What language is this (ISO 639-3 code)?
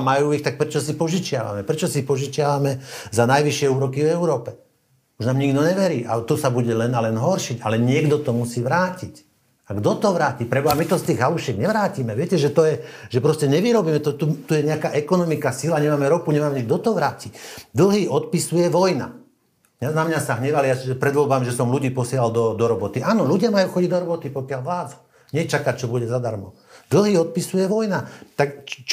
slk